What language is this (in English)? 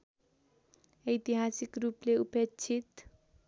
Nepali